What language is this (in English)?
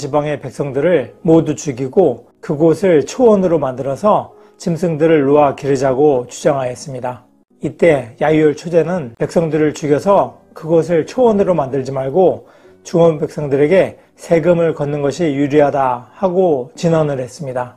Korean